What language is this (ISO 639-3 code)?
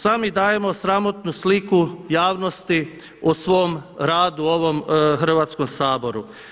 hrv